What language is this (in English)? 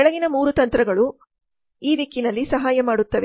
Kannada